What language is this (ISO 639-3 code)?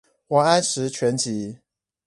zho